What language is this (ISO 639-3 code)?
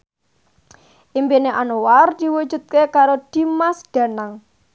jav